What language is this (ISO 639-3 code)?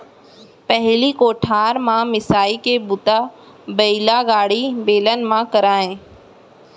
hne